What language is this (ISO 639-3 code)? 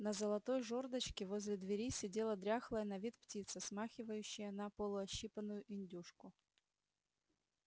rus